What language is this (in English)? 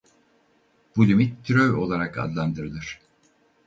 Turkish